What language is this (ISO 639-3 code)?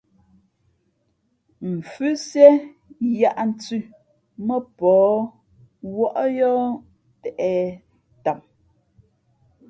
fmp